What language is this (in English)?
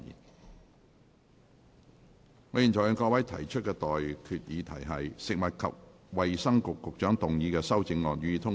Cantonese